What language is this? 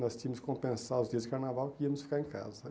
Portuguese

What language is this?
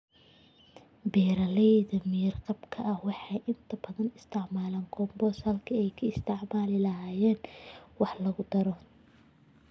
Somali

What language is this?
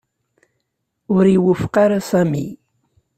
Kabyle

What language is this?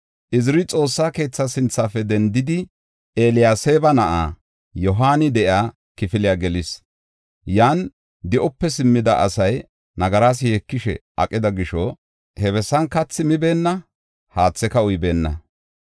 Gofa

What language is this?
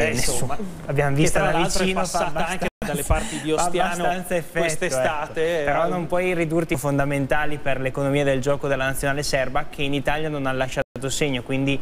Italian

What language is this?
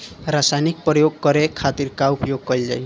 Bhojpuri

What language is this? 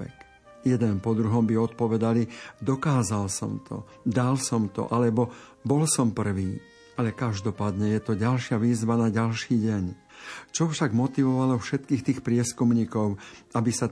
Slovak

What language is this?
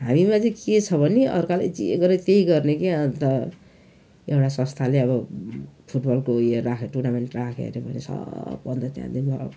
Nepali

